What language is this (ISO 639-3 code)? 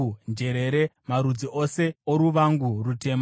sna